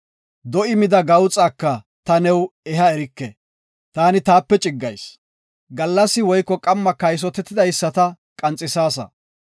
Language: Gofa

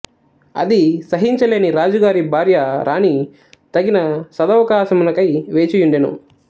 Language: Telugu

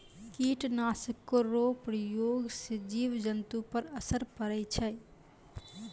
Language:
Maithili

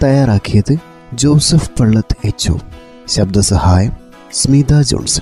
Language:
Malayalam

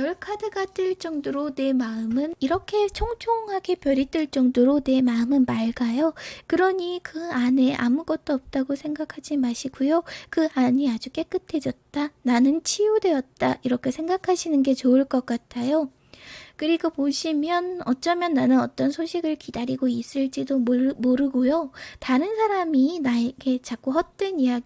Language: Korean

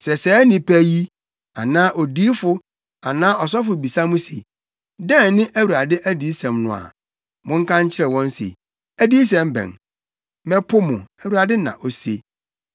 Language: Akan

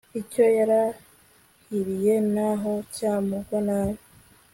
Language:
Kinyarwanda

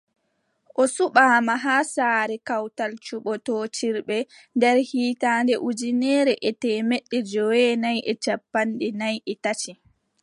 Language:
Adamawa Fulfulde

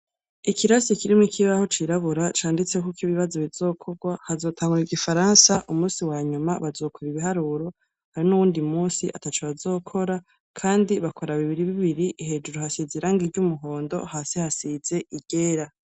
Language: Rundi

